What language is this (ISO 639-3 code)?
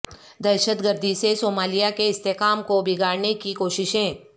urd